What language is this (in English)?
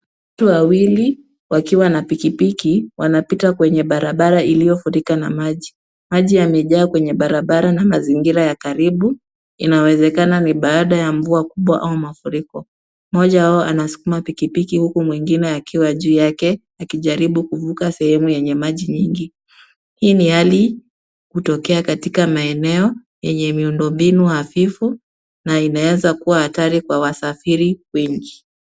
Swahili